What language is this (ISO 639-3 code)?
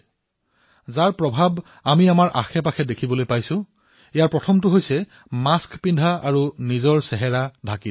asm